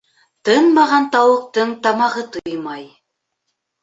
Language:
Bashkir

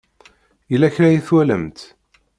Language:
Kabyle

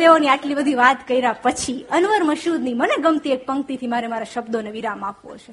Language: Gujarati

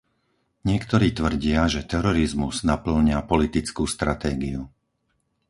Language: Slovak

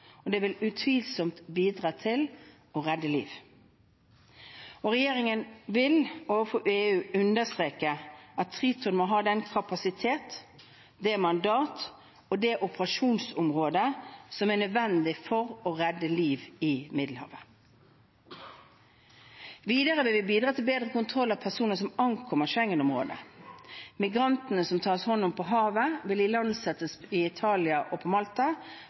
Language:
Norwegian Bokmål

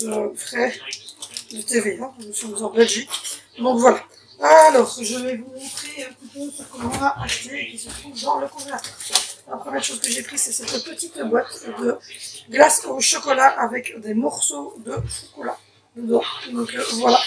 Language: French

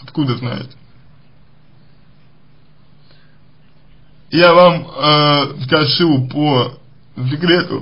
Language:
Russian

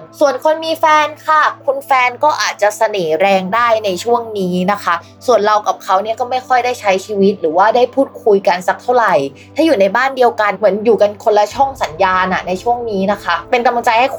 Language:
Thai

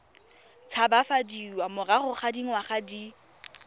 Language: Tswana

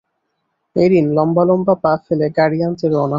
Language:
Bangla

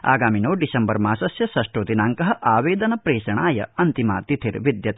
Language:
Sanskrit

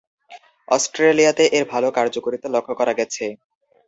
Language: Bangla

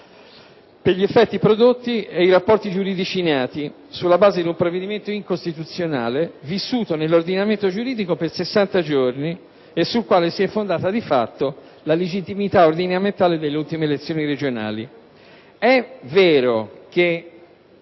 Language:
Italian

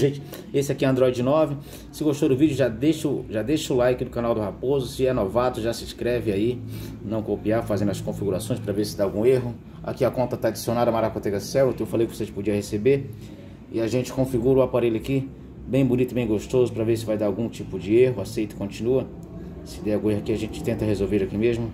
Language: Portuguese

